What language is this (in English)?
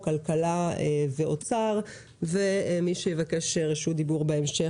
Hebrew